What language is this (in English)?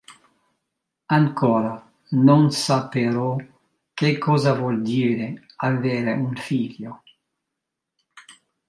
Italian